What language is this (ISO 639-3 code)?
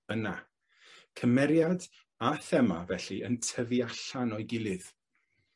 cym